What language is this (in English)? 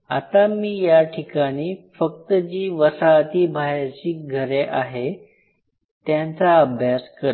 Marathi